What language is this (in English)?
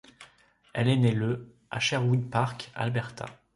French